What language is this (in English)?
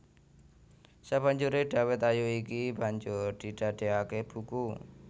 Javanese